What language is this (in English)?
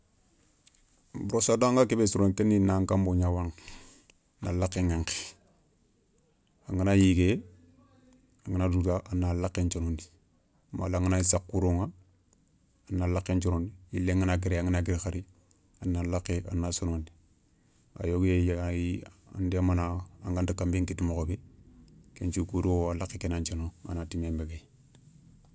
Soninke